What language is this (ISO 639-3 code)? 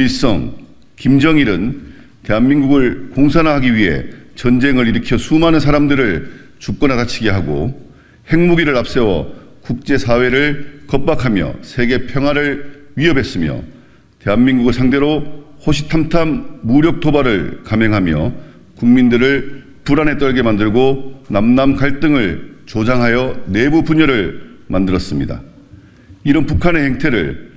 kor